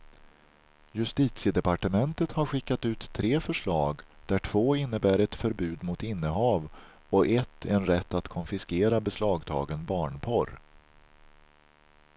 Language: Swedish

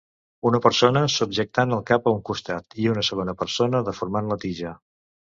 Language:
Catalan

